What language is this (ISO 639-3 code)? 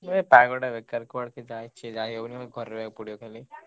ori